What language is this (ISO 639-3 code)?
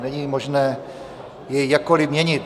ces